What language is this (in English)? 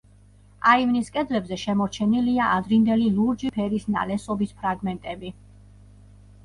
Georgian